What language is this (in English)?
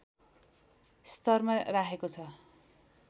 Nepali